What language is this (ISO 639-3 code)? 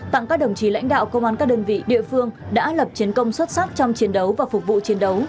vie